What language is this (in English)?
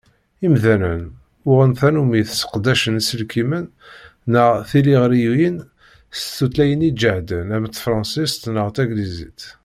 Kabyle